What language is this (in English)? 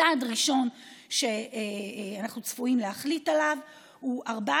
Hebrew